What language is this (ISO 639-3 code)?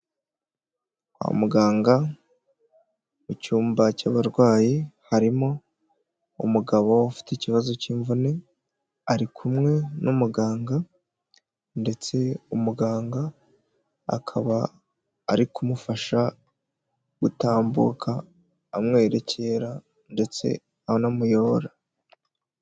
kin